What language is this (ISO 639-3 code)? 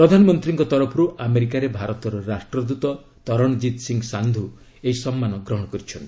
ori